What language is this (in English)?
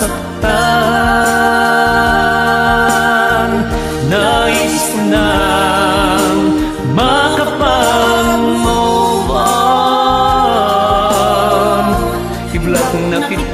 Indonesian